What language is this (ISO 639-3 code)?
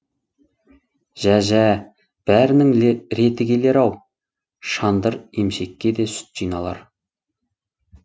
kaz